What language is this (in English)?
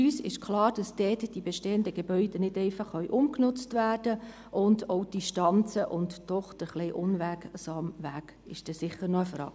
Swiss German